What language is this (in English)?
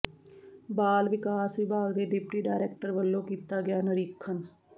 Punjabi